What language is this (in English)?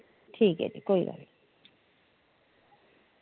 Dogri